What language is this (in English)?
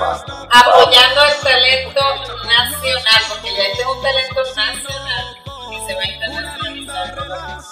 Spanish